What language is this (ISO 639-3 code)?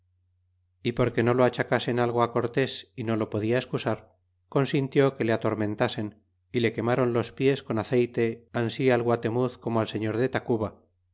spa